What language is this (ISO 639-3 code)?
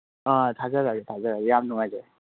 mni